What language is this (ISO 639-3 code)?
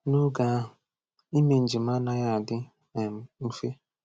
ibo